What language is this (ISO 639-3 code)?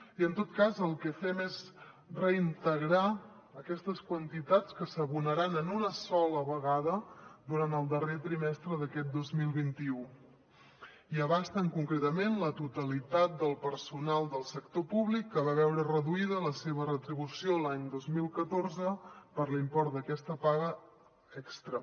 cat